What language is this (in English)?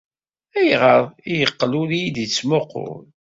Kabyle